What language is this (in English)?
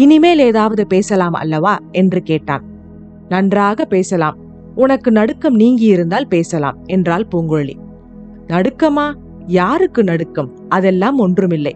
Tamil